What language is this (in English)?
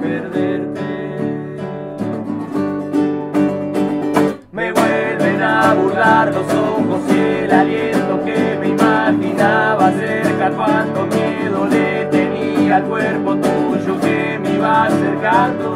Spanish